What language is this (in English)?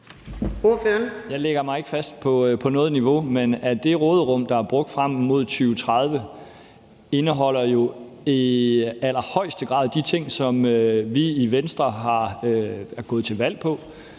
Danish